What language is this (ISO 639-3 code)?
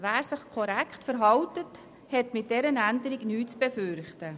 gsw